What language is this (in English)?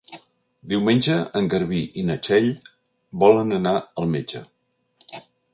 Catalan